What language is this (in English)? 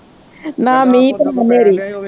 Punjabi